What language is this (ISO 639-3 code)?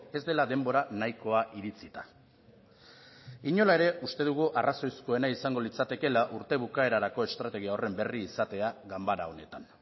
eus